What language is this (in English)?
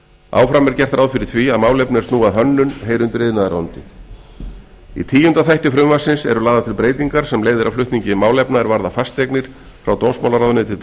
Icelandic